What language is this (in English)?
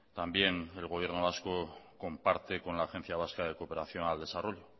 Spanish